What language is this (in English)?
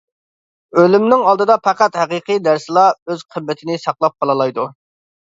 Uyghur